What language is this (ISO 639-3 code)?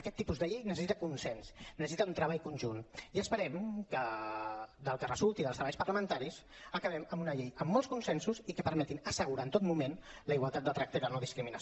cat